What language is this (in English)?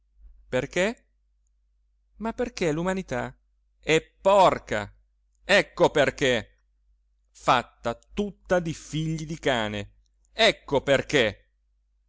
Italian